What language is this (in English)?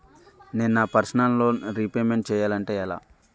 Telugu